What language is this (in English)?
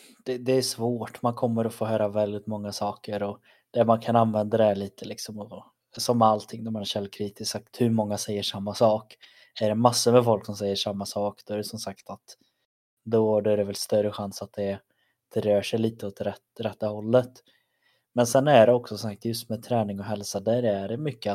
Swedish